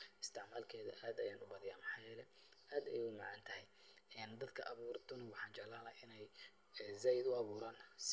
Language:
Somali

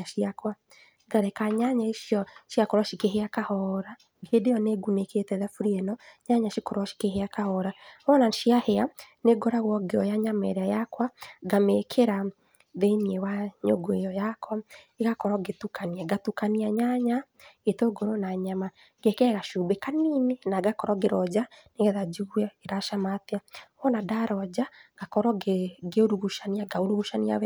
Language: Kikuyu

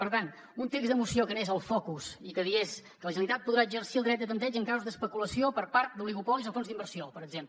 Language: Catalan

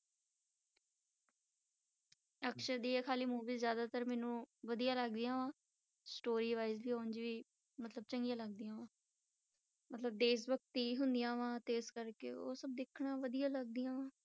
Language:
Punjabi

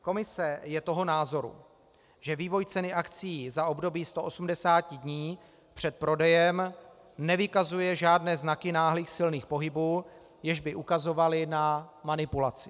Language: Czech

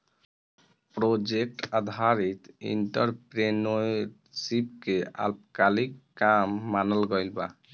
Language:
Bhojpuri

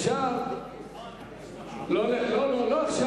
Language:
Hebrew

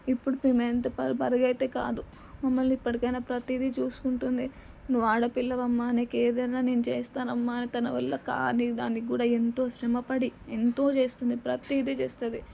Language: Telugu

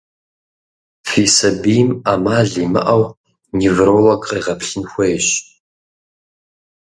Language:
Kabardian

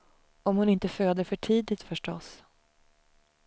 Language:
Swedish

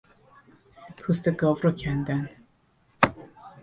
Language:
Persian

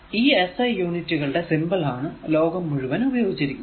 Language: Malayalam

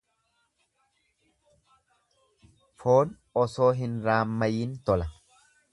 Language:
Oromo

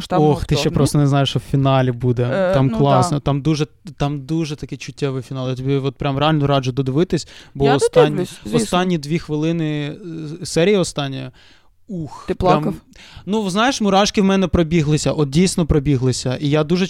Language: Ukrainian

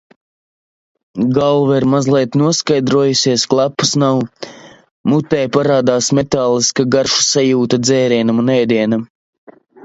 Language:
Latvian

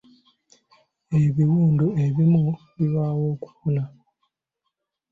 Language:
Ganda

